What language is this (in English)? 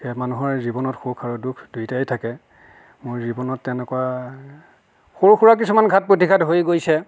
Assamese